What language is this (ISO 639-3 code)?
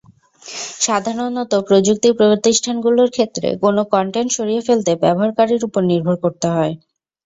ben